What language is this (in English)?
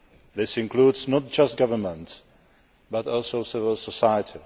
English